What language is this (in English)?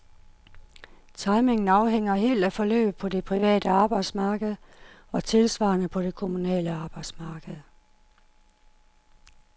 Danish